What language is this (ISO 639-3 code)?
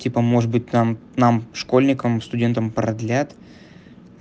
rus